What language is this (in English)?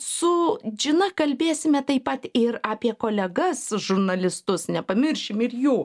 Lithuanian